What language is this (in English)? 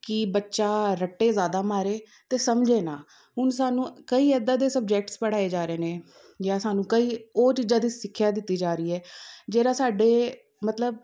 Punjabi